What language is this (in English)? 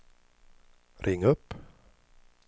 Swedish